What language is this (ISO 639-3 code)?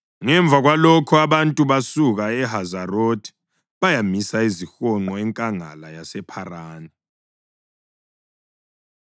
nde